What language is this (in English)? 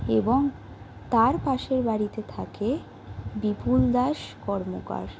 Bangla